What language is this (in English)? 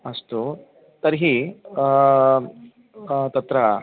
Sanskrit